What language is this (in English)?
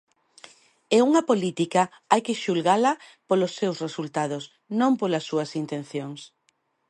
Galician